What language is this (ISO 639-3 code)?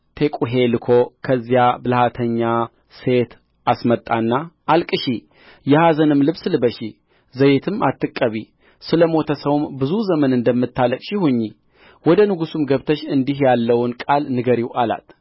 amh